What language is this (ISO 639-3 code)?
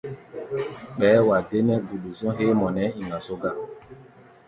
gba